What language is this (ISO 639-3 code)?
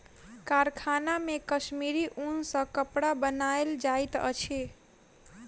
mai